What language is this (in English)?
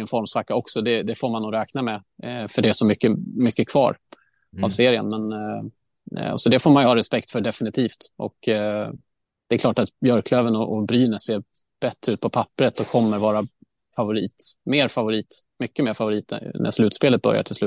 Swedish